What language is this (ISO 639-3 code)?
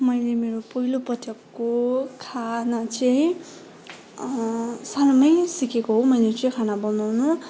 nep